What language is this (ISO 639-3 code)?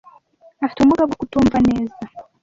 kin